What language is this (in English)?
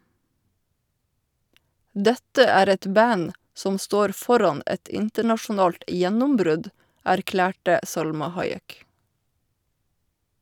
Norwegian